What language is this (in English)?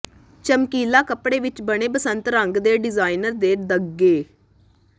Punjabi